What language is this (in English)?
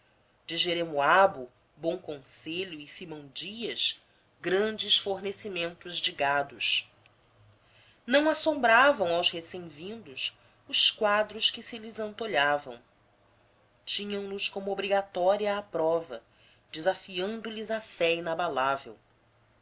Portuguese